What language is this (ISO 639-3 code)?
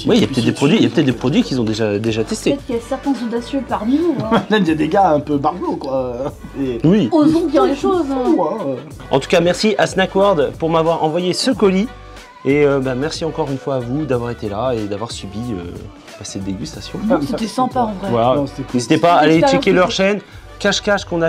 fra